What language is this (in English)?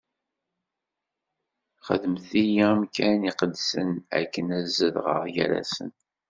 Kabyle